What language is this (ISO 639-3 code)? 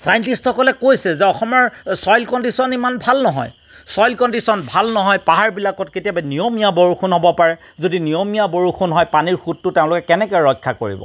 asm